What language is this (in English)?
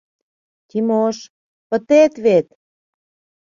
Mari